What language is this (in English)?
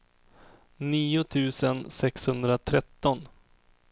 Swedish